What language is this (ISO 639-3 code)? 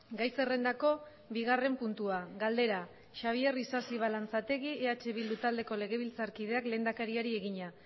eus